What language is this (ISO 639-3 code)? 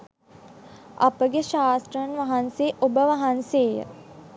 sin